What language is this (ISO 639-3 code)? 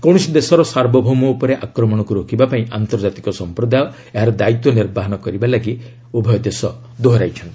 ori